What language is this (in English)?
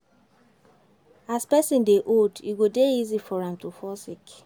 Nigerian Pidgin